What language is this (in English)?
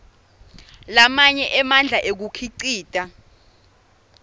Swati